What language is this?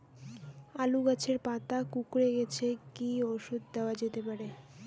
Bangla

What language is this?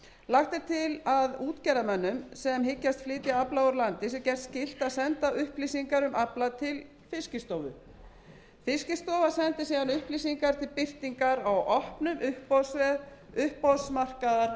Icelandic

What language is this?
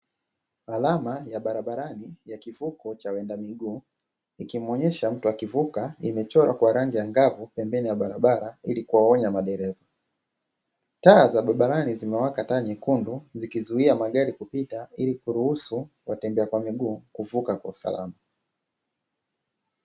Swahili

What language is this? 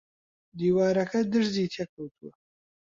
Central Kurdish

